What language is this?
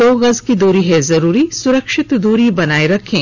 Hindi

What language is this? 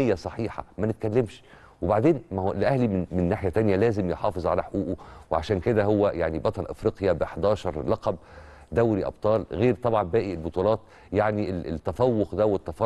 Arabic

